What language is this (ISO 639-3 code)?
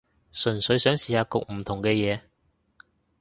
yue